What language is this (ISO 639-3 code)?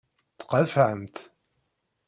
kab